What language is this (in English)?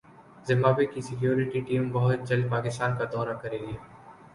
Urdu